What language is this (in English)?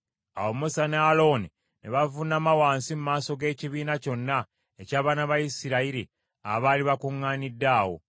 Ganda